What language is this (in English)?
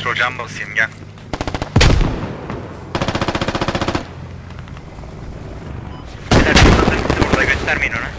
Turkish